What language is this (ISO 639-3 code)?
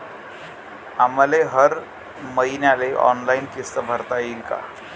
mar